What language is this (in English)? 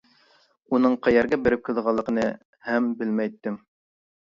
Uyghur